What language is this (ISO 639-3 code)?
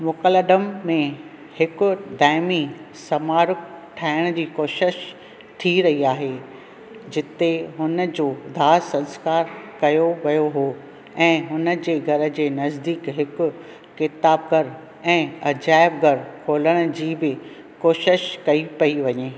snd